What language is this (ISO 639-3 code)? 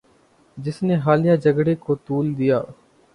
urd